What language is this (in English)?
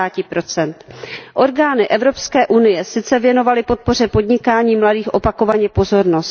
Czech